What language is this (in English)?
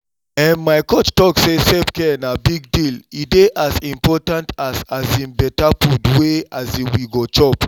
Nigerian Pidgin